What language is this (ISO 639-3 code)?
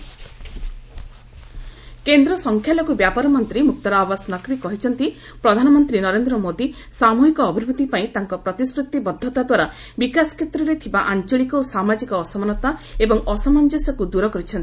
ori